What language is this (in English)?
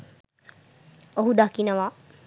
Sinhala